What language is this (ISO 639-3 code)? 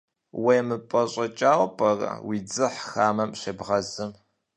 kbd